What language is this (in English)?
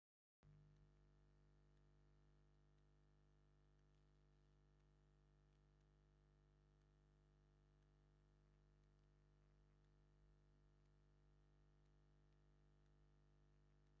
Tigrinya